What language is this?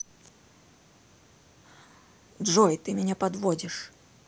Russian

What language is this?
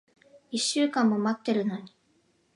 Japanese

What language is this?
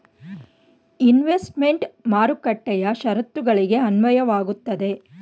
Kannada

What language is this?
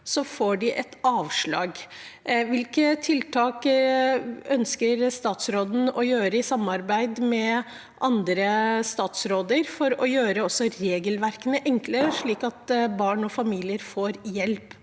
Norwegian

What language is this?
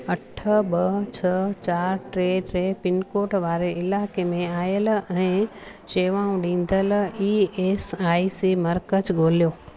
Sindhi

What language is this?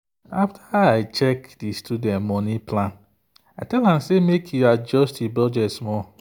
Nigerian Pidgin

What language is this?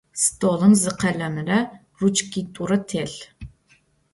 Adyghe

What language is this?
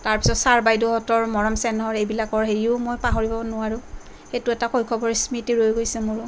Assamese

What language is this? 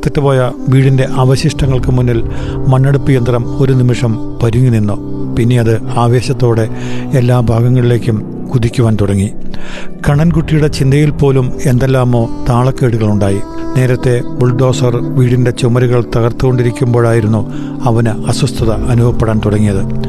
Malayalam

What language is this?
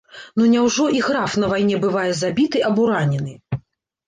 Belarusian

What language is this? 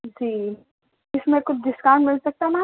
Urdu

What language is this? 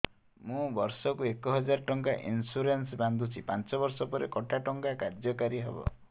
Odia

